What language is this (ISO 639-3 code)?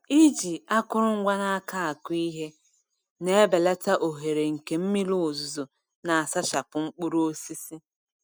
ibo